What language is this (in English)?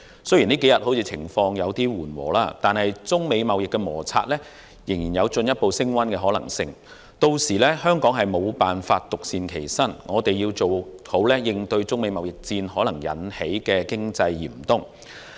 Cantonese